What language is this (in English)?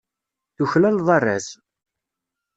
Kabyle